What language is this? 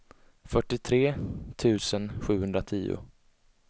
Swedish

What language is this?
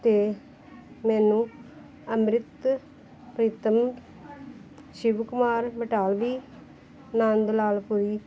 Punjabi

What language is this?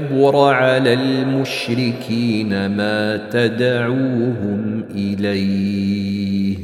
Arabic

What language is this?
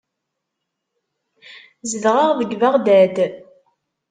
Kabyle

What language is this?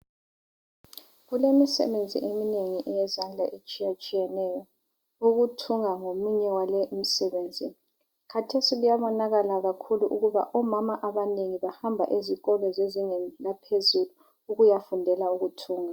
North Ndebele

